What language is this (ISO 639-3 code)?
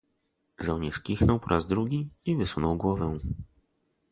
pol